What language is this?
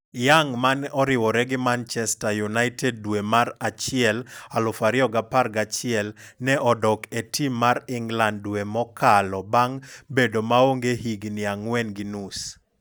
Luo (Kenya and Tanzania)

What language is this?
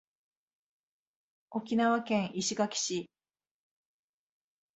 Japanese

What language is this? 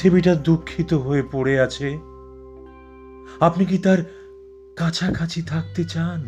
Bangla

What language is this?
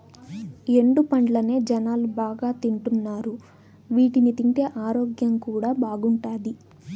Telugu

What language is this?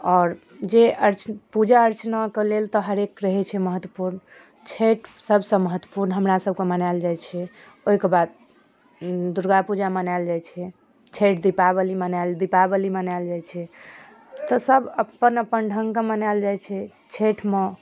Maithili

